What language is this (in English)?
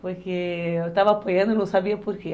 Portuguese